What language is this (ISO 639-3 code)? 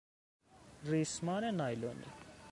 fas